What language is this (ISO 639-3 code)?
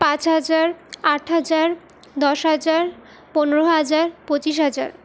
ben